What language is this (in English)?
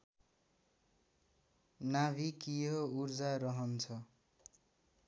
Nepali